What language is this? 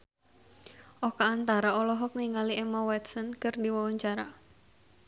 Sundanese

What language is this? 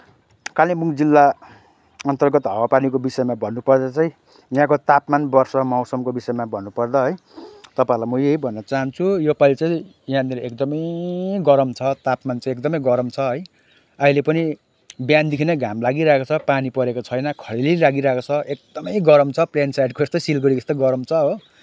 Nepali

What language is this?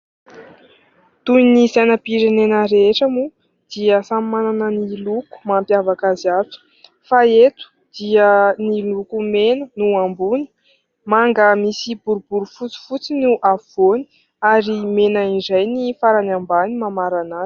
Malagasy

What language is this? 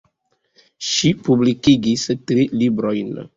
Esperanto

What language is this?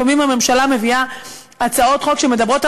Hebrew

